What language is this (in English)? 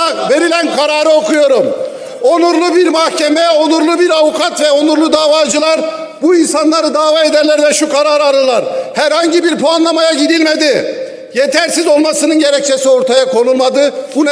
Turkish